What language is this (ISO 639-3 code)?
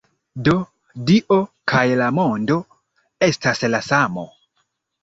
epo